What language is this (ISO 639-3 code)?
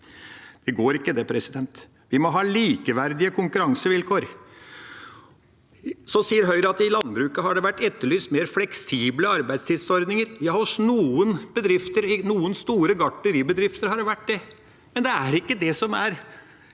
nor